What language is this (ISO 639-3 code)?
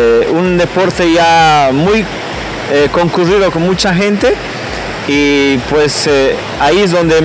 spa